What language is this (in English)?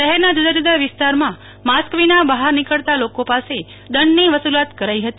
Gujarati